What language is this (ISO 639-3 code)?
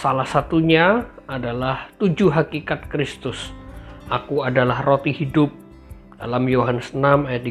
ind